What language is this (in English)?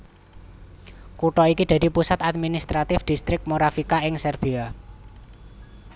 Javanese